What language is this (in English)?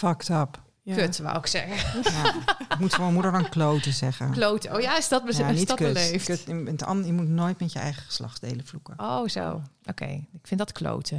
Dutch